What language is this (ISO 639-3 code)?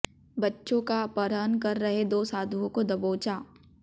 hin